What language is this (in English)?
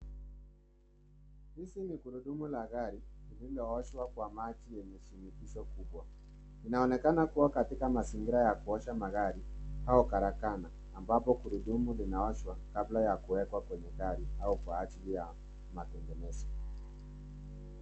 Swahili